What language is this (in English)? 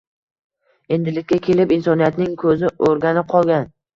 Uzbek